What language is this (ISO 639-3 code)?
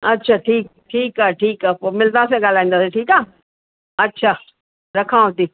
snd